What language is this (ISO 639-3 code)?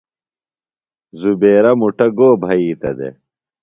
phl